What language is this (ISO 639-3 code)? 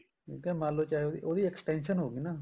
pan